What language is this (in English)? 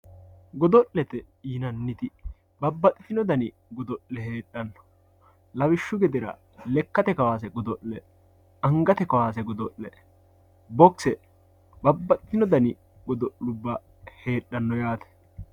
Sidamo